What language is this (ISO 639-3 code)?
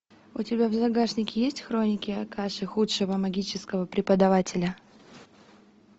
rus